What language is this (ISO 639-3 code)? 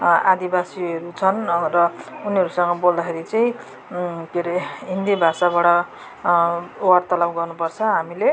nep